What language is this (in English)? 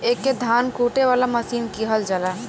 Bhojpuri